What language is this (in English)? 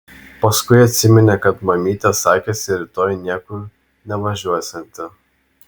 Lithuanian